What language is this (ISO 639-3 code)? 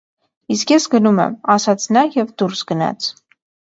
hye